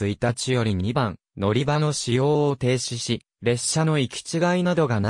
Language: Japanese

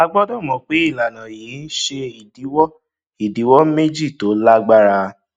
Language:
Yoruba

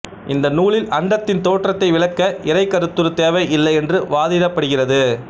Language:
Tamil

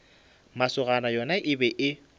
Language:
Northern Sotho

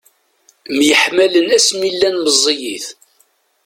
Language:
Kabyle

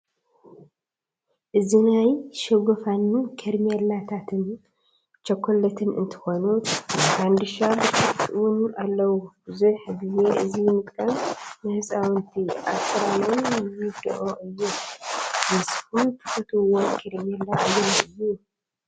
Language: Tigrinya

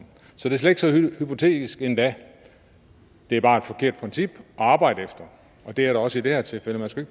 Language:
Danish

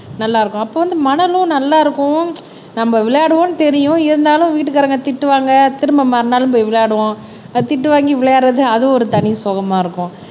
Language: Tamil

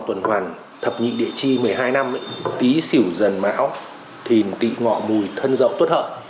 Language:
Vietnamese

